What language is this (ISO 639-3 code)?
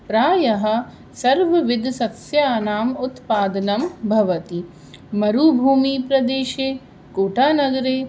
san